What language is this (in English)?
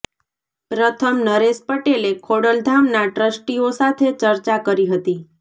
Gujarati